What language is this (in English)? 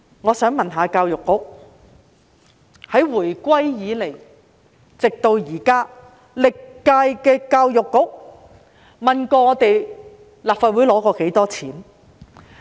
Cantonese